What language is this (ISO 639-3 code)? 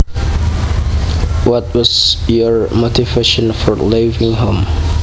jav